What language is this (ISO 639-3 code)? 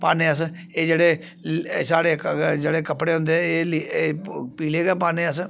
doi